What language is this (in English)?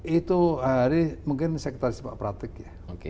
Indonesian